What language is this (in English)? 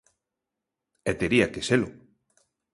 Galician